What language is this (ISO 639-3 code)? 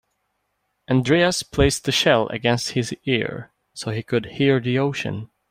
eng